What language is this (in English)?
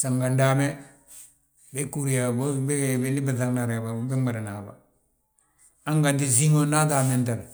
Balanta-Ganja